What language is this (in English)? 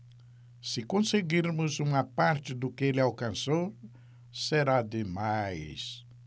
Portuguese